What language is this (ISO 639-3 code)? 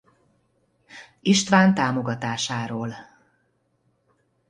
hun